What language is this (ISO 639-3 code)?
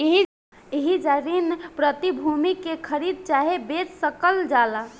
bho